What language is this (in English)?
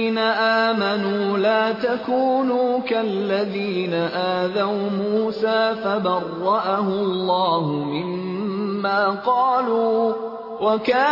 Urdu